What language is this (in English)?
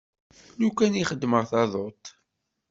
Kabyle